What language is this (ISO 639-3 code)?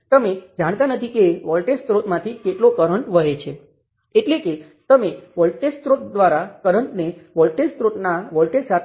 guj